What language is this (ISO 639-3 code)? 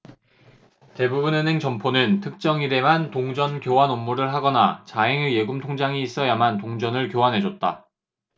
kor